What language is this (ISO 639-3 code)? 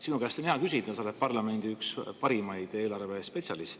est